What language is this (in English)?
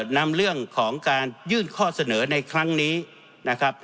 Thai